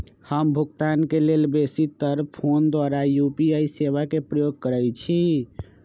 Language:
Magahi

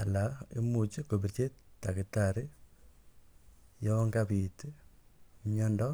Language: Kalenjin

